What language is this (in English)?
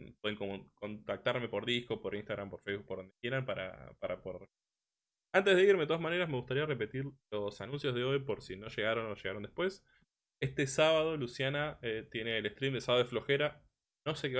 Spanish